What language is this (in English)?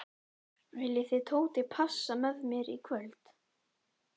Icelandic